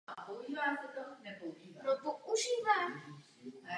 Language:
Czech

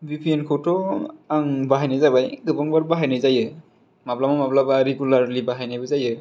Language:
Bodo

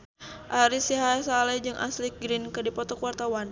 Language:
Sundanese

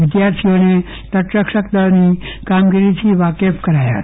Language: Gujarati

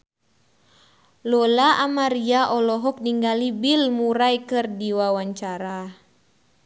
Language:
Sundanese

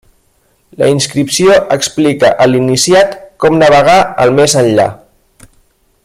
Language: Catalan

